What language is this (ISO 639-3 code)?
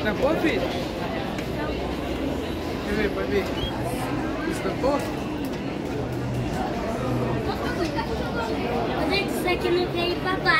por